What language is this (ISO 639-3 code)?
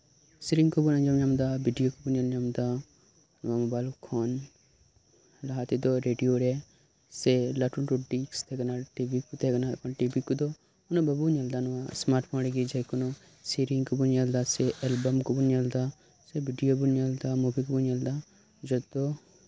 sat